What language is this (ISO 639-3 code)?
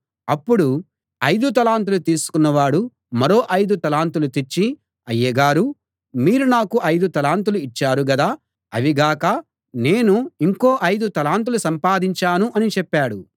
tel